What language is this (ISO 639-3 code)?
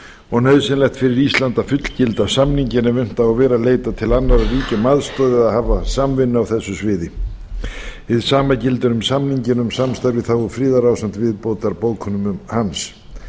isl